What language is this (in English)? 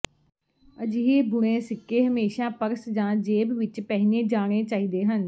Punjabi